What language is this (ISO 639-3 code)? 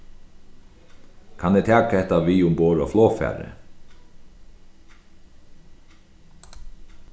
fao